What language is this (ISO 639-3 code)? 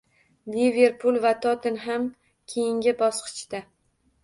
uzb